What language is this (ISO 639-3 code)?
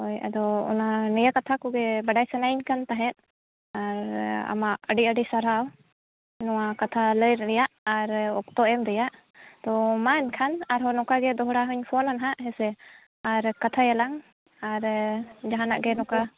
sat